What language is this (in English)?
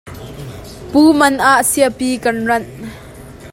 Hakha Chin